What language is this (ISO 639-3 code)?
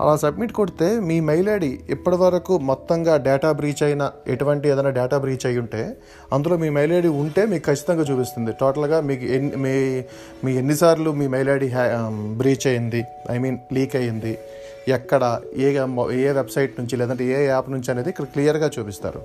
tel